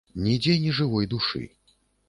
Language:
Belarusian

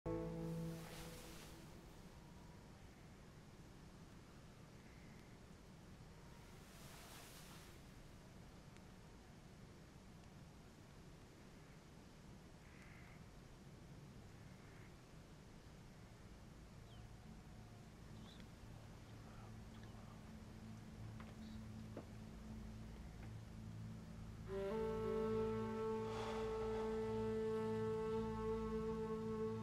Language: Turkish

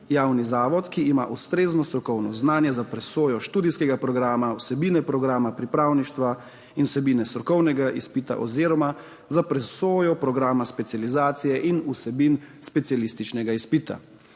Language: Slovenian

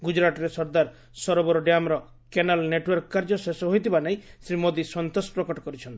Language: Odia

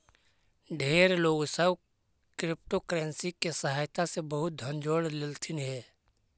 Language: Magahi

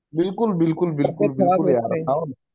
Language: Marathi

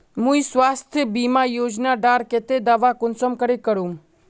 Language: Magahi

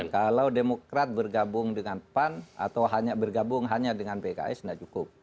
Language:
Indonesian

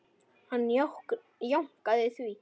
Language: Icelandic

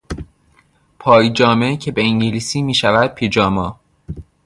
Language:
Persian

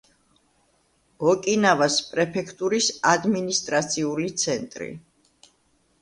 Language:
Georgian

